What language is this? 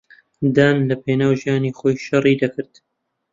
Central Kurdish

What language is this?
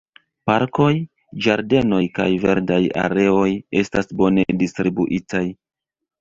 Esperanto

